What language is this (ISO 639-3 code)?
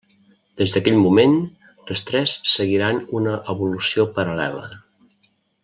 cat